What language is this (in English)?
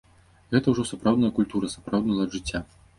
Belarusian